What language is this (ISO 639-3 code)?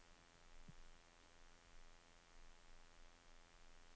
nor